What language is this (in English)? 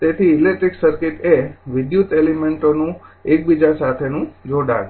Gujarati